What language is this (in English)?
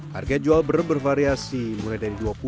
Indonesian